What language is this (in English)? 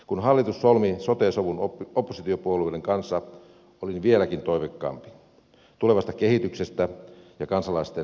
Finnish